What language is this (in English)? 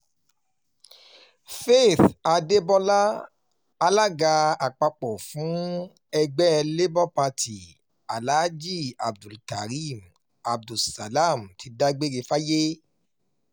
Yoruba